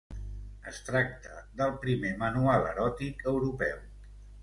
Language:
Catalan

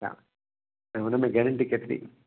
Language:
Sindhi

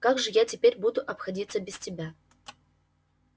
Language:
Russian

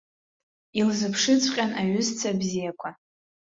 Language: Abkhazian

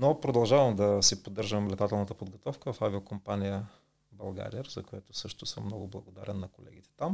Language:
Bulgarian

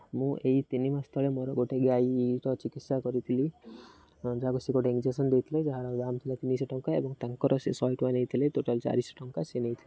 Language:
Odia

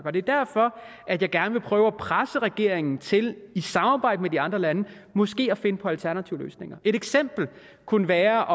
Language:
Danish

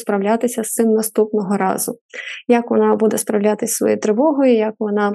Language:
Ukrainian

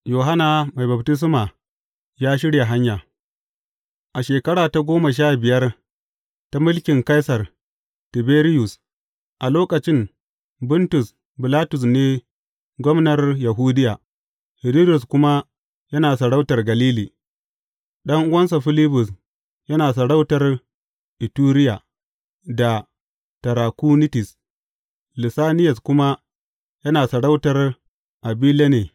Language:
Hausa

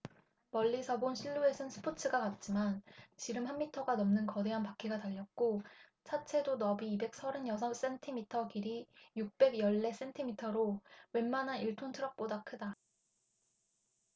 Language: Korean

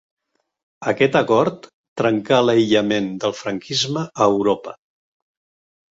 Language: Catalan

